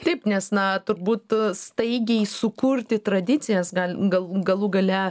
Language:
Lithuanian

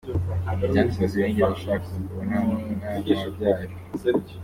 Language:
Kinyarwanda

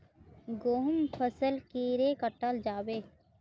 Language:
Magahi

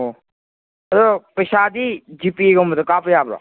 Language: Manipuri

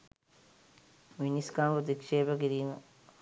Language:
Sinhala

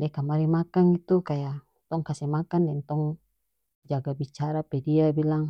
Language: North Moluccan Malay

